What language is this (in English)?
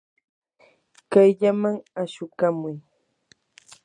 Yanahuanca Pasco Quechua